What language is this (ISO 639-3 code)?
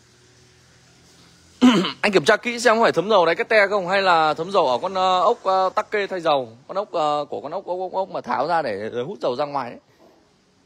vie